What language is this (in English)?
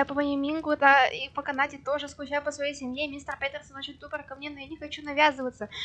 Russian